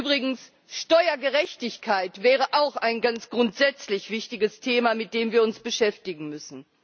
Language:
German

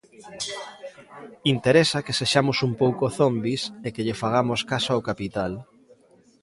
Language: Galician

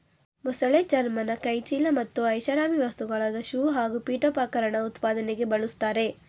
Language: Kannada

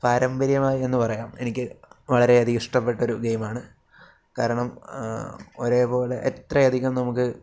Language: Malayalam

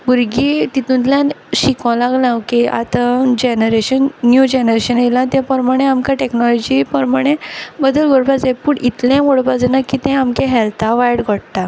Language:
Konkani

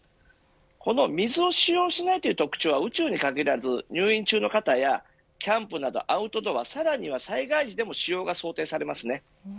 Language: Japanese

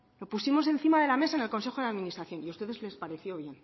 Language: Spanish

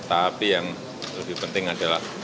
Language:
Indonesian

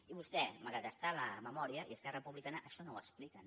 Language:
Catalan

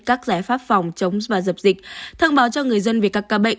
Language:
Vietnamese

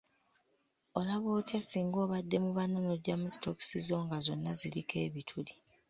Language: Ganda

